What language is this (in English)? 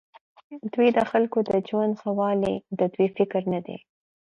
Pashto